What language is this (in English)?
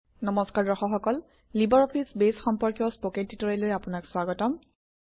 Assamese